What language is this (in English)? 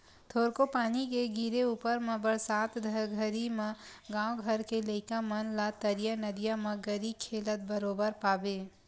Chhattisgarhi